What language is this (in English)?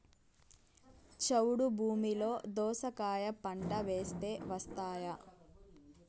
Telugu